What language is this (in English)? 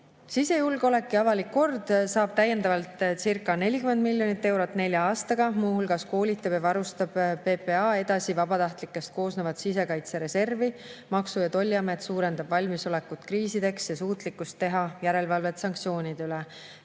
Estonian